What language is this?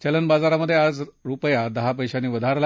Marathi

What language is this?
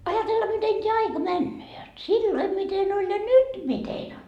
Finnish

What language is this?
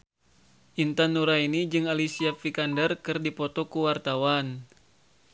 Sundanese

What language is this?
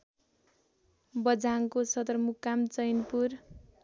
Nepali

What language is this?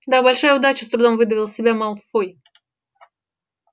Russian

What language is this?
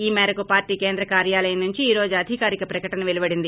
Telugu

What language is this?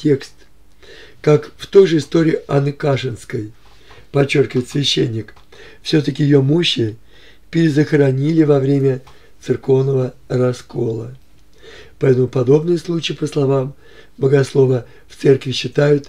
Russian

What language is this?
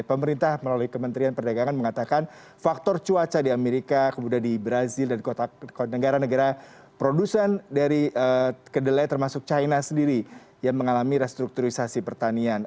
Indonesian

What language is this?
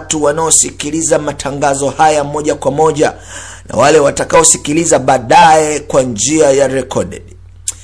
Swahili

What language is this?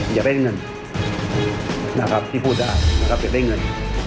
Thai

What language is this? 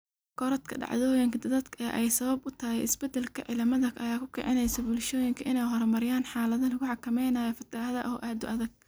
Somali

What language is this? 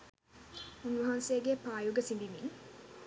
Sinhala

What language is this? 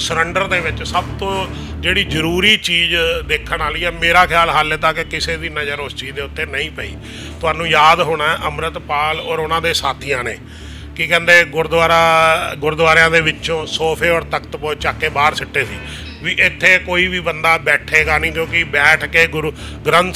Hindi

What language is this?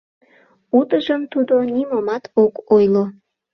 Mari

